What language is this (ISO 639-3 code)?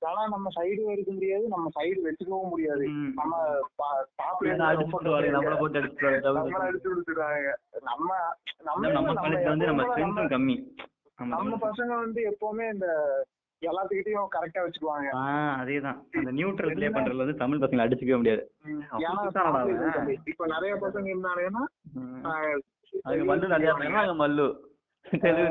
tam